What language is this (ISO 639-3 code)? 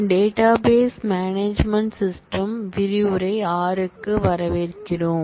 tam